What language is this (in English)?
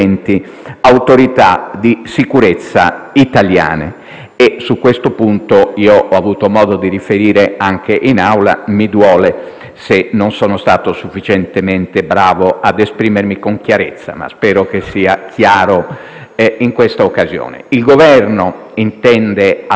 Italian